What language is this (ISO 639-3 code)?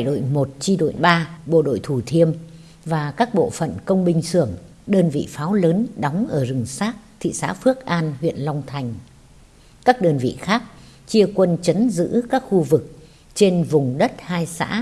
vie